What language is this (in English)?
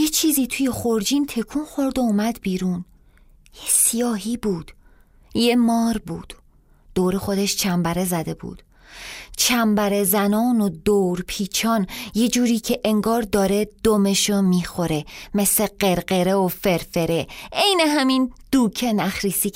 Persian